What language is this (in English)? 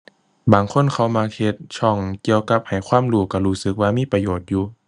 Thai